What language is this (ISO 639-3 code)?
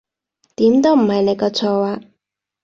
yue